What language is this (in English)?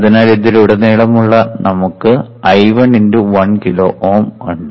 Malayalam